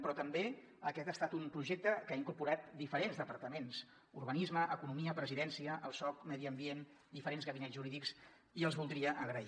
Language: Catalan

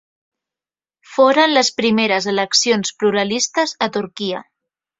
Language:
Catalan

